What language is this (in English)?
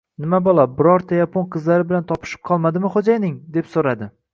Uzbek